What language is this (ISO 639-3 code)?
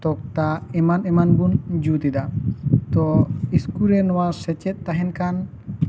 sat